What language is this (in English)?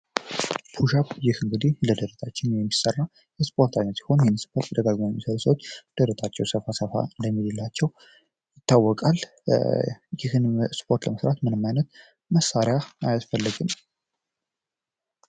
Amharic